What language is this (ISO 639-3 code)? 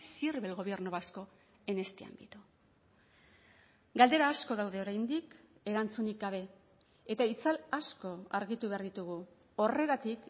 eus